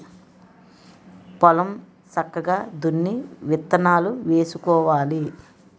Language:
Telugu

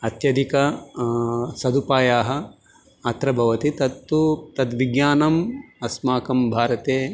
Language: Sanskrit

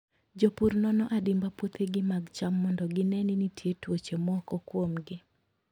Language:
Luo (Kenya and Tanzania)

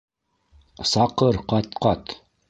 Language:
Bashkir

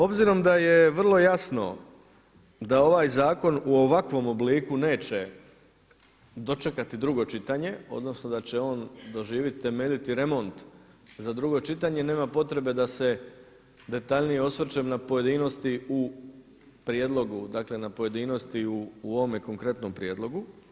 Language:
Croatian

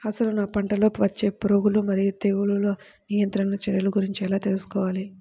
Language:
Telugu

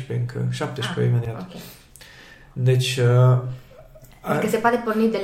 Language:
Romanian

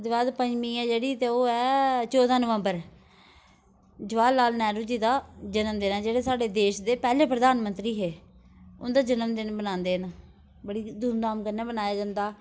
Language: Dogri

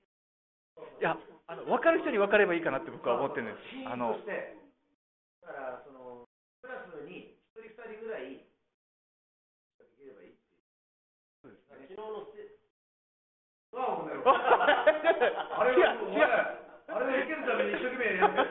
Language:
Japanese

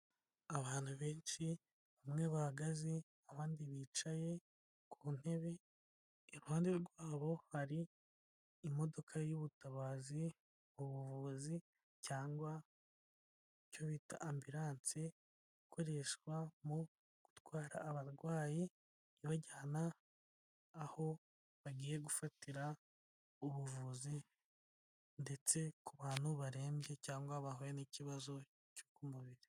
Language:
Kinyarwanda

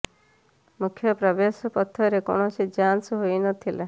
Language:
Odia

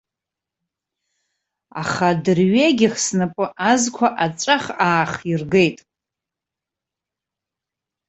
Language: Abkhazian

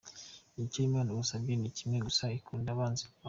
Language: Kinyarwanda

